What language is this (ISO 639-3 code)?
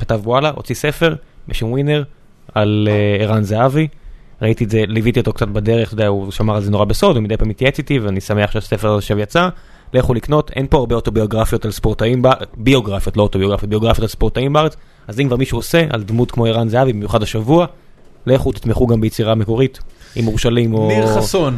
heb